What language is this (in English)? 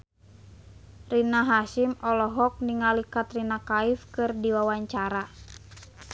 Sundanese